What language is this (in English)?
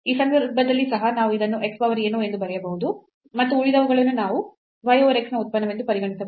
Kannada